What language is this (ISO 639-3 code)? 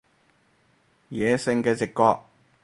yue